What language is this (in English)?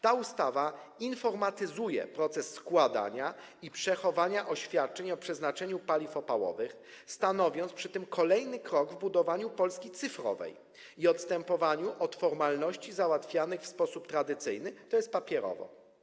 Polish